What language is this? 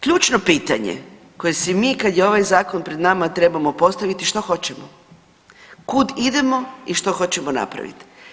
Croatian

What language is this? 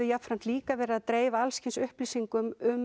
Icelandic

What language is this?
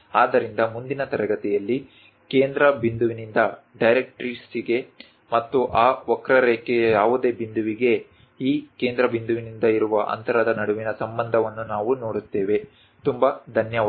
Kannada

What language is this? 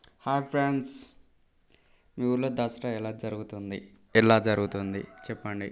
Telugu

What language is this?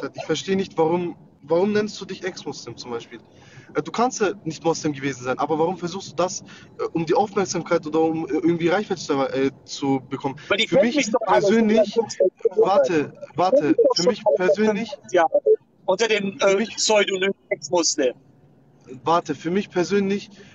German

